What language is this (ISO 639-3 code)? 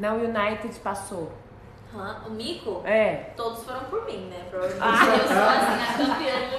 por